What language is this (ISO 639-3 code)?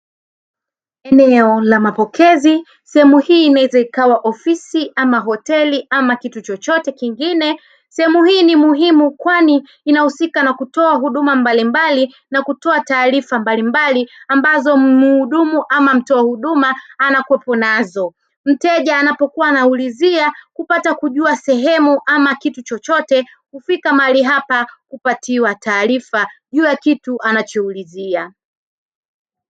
swa